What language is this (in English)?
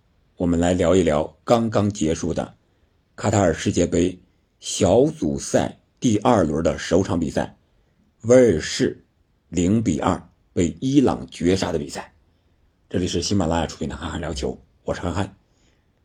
Chinese